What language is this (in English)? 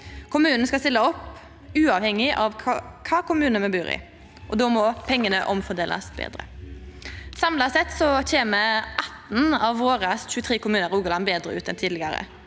Norwegian